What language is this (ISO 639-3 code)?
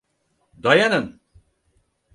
tur